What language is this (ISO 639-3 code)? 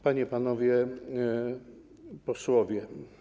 pol